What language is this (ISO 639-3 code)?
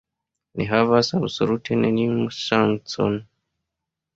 epo